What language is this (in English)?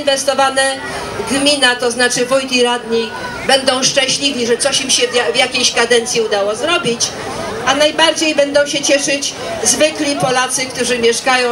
Polish